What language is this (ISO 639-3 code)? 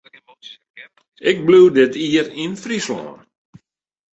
fry